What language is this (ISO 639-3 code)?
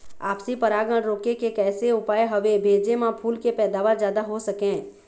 hne